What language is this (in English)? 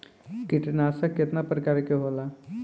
Bhojpuri